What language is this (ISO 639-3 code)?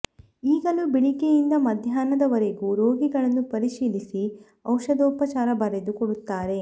kan